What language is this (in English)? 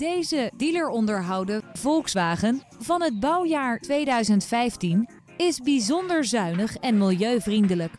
Dutch